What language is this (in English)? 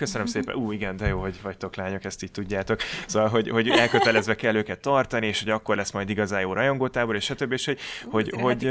Hungarian